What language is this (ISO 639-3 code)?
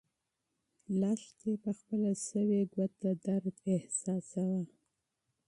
pus